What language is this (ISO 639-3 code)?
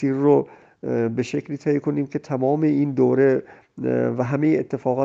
fas